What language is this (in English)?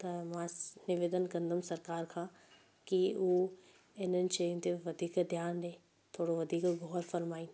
Sindhi